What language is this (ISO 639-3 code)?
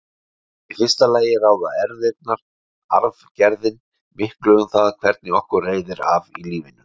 isl